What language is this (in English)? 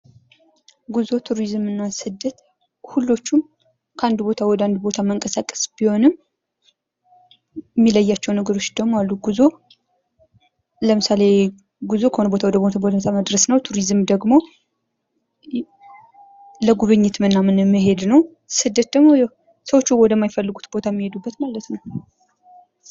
Amharic